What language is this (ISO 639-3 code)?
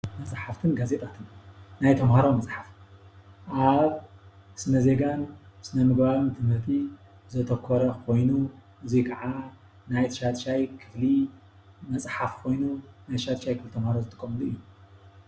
tir